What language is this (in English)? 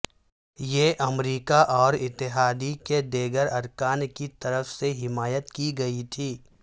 Urdu